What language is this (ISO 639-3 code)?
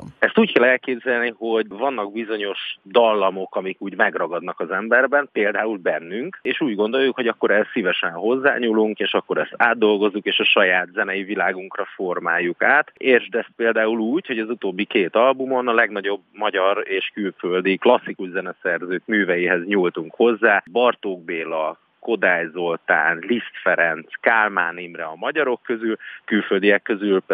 hun